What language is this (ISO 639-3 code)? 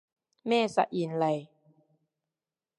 yue